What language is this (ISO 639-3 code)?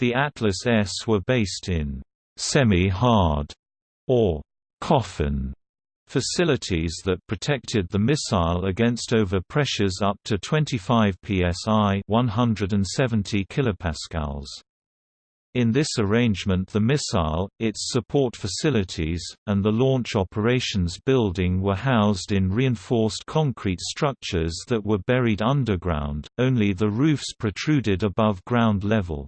eng